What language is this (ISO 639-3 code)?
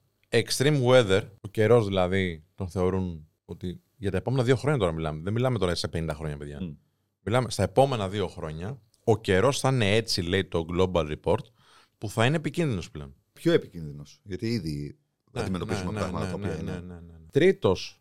ell